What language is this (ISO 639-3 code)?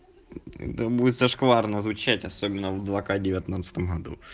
rus